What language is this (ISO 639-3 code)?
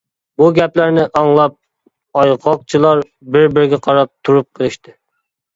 uig